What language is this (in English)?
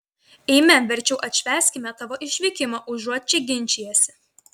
Lithuanian